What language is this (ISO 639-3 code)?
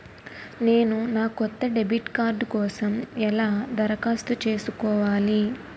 tel